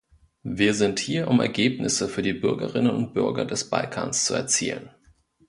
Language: German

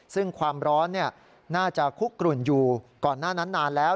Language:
Thai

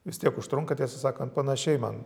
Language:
Lithuanian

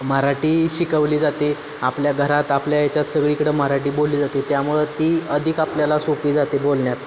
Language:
Marathi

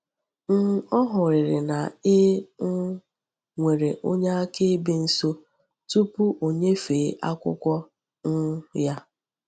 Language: Igbo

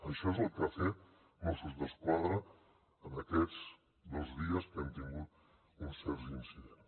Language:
Catalan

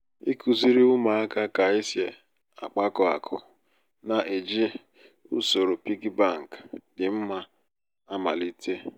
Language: Igbo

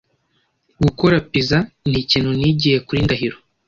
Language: Kinyarwanda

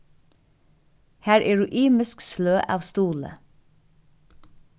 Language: Faroese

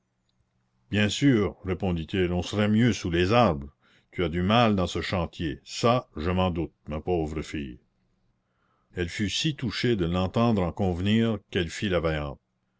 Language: French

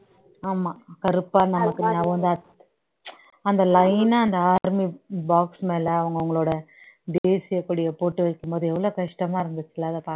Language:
Tamil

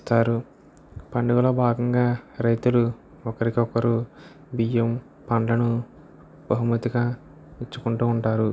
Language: Telugu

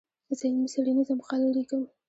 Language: Pashto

